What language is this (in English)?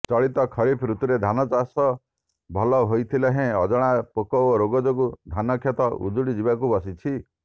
Odia